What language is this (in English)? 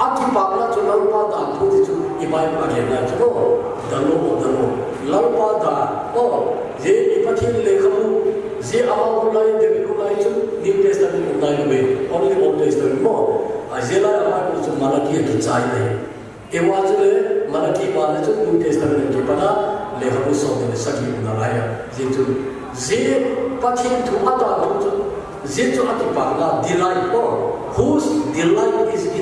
Korean